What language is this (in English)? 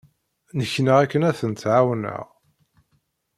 Kabyle